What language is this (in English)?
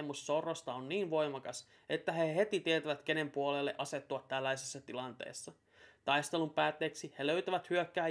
Finnish